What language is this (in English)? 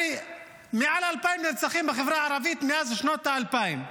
Hebrew